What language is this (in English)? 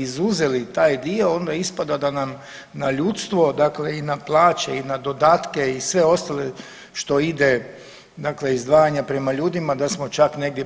Croatian